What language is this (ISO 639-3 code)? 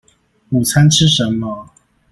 zho